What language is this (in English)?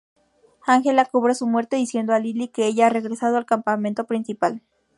Spanish